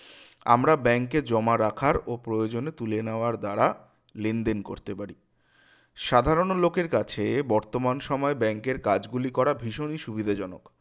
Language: Bangla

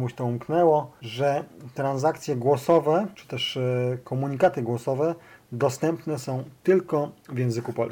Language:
Polish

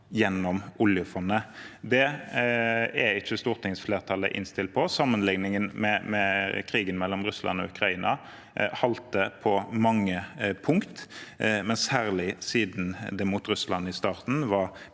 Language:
Norwegian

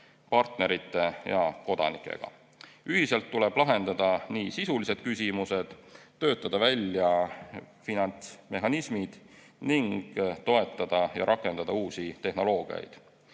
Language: Estonian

